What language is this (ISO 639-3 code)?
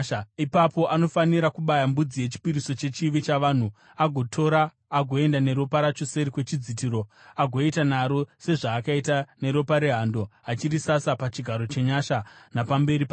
sna